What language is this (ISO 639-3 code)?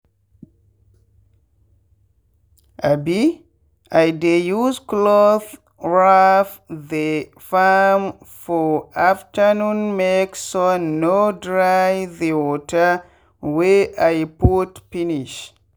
pcm